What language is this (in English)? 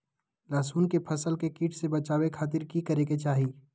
Magahi